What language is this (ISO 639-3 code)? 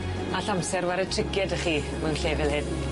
cym